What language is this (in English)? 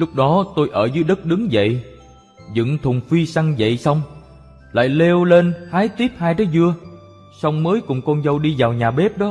Vietnamese